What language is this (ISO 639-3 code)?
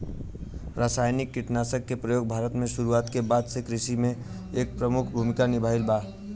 bho